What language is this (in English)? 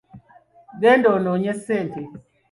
Ganda